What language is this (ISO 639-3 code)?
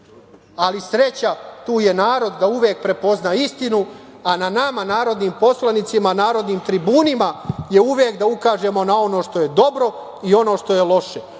srp